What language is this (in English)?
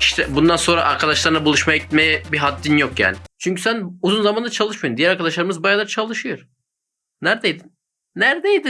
Turkish